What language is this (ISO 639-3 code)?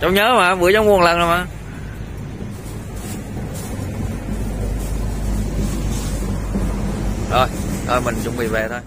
vie